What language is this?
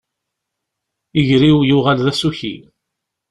Kabyle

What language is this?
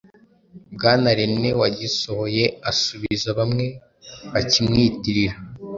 Kinyarwanda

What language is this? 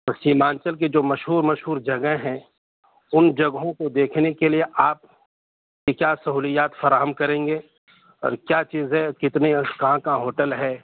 Urdu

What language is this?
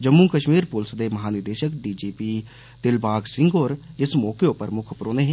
Dogri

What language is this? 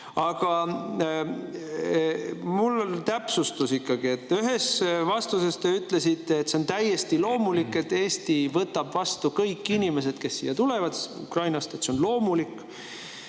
Estonian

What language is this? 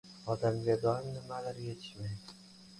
Uzbek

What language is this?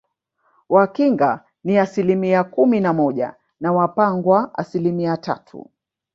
Swahili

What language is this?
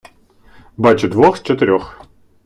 Ukrainian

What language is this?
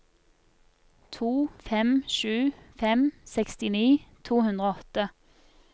Norwegian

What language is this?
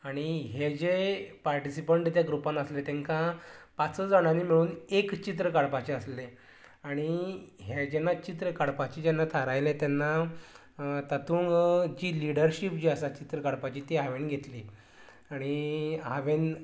Konkani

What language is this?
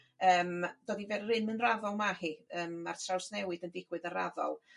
Welsh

